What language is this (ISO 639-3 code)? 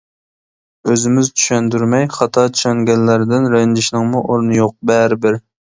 uig